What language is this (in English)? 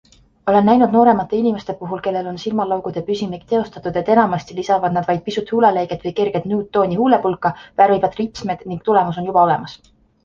Estonian